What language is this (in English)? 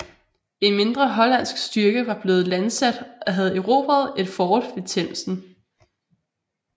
Danish